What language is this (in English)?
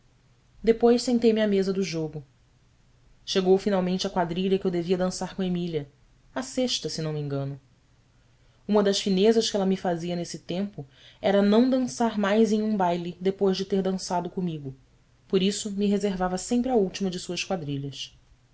Portuguese